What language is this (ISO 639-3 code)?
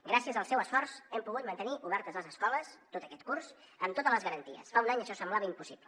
cat